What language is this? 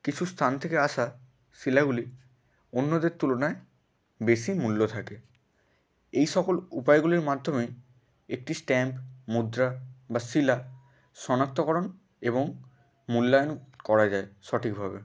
Bangla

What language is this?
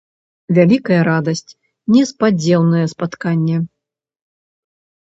Belarusian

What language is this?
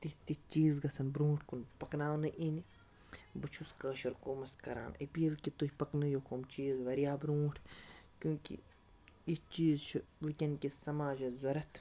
Kashmiri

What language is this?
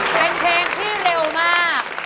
Thai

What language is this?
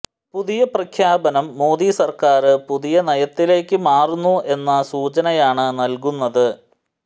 Malayalam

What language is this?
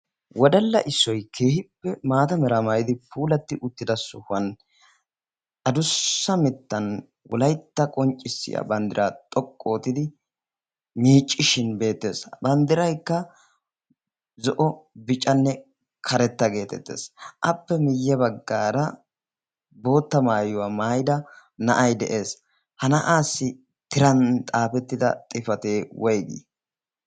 Wolaytta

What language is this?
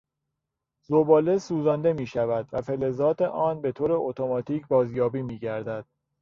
Persian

